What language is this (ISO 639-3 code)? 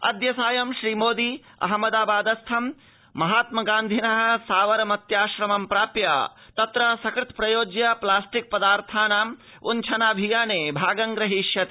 san